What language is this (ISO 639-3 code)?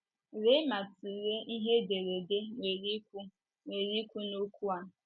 ibo